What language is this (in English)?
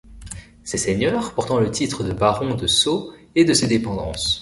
French